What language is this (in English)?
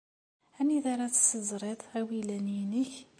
Kabyle